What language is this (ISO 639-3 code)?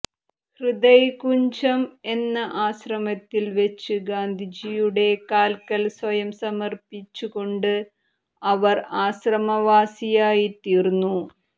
mal